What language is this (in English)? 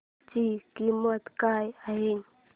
Marathi